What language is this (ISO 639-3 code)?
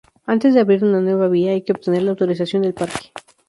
spa